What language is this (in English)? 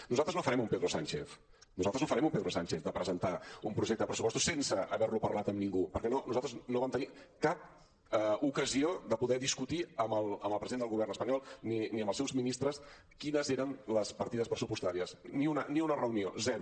Catalan